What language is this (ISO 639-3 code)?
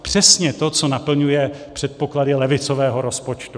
ces